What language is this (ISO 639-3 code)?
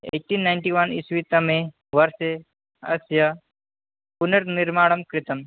san